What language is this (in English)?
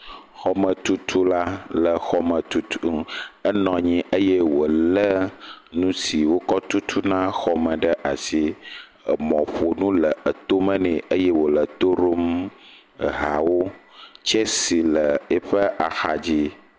Ewe